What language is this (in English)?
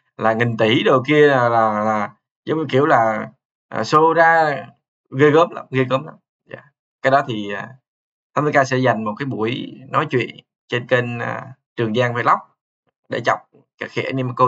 Vietnamese